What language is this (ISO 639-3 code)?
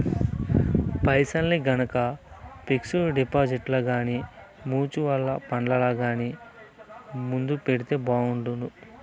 tel